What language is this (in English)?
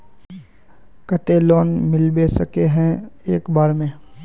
Magahi